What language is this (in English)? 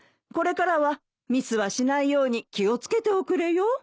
Japanese